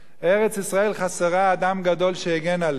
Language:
Hebrew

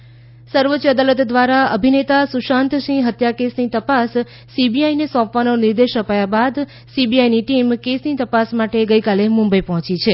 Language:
Gujarati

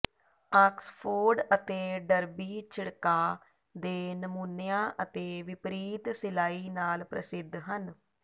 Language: Punjabi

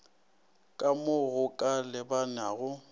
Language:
Northern Sotho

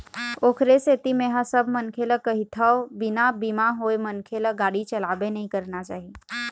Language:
Chhattisgarhi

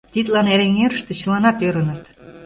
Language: Mari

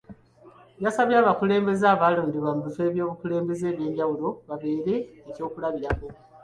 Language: Ganda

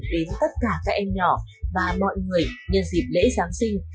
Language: Vietnamese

